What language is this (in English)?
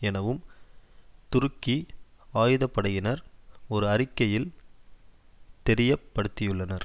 Tamil